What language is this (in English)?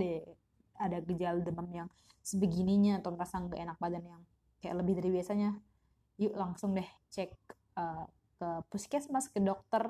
Indonesian